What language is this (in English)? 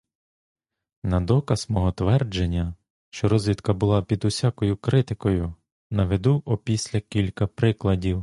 Ukrainian